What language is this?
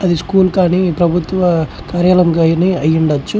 Telugu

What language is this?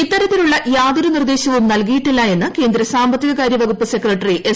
Malayalam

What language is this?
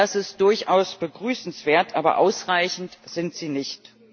German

